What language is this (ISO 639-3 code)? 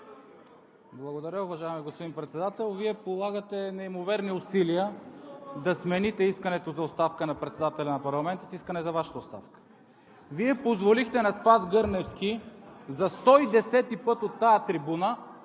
bul